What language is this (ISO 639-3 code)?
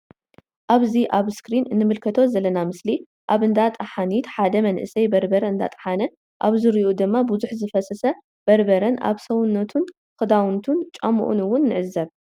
tir